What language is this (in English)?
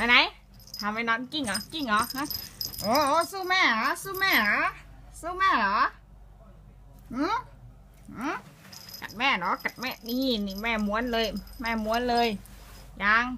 Thai